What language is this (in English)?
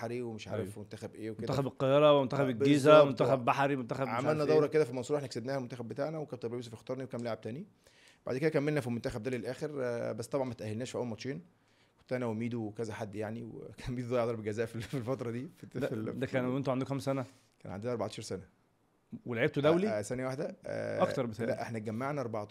Arabic